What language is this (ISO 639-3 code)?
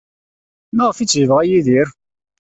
kab